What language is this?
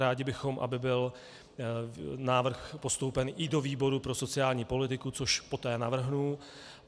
Czech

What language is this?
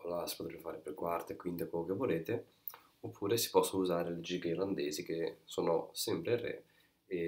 Italian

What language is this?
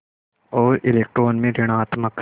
Hindi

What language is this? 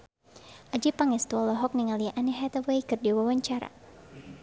Sundanese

